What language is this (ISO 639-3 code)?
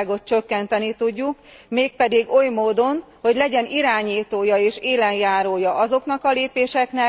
hun